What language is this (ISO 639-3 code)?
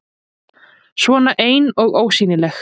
isl